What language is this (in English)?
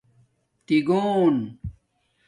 Domaaki